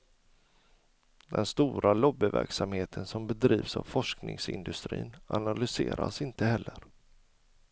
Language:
Swedish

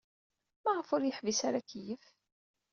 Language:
Kabyle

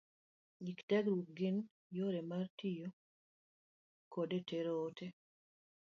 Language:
Luo (Kenya and Tanzania)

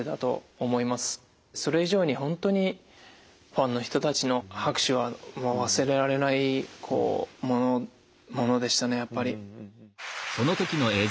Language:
Japanese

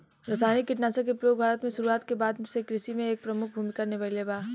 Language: Bhojpuri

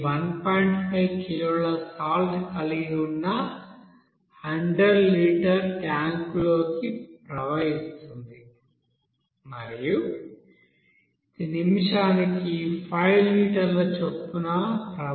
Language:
Telugu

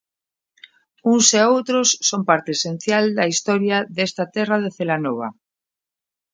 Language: Galician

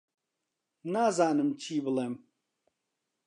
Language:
Central Kurdish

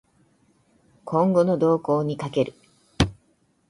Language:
Japanese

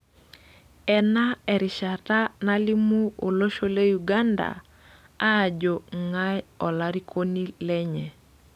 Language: Masai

